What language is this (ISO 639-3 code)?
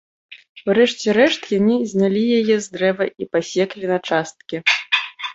bel